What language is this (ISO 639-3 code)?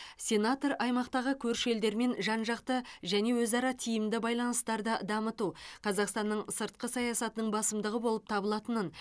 kaz